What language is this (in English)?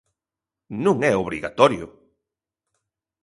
Galician